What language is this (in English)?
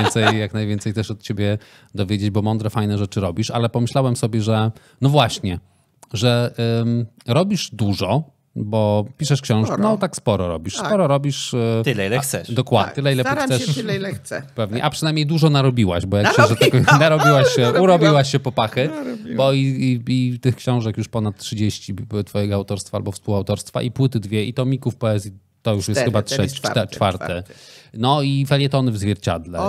Polish